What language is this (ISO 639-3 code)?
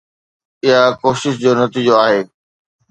snd